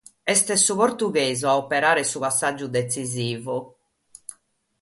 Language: Sardinian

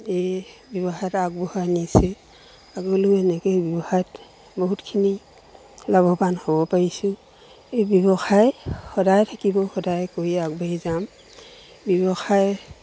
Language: Assamese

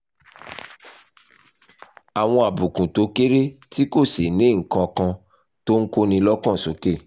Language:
Yoruba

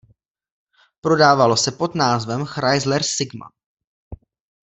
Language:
Czech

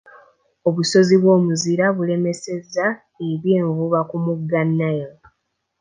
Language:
Ganda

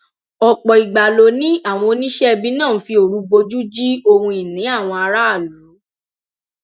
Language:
Yoruba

